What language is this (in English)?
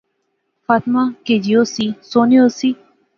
Pahari-Potwari